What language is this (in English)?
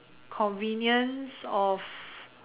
English